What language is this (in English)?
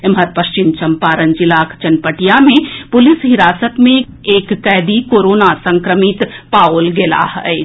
Maithili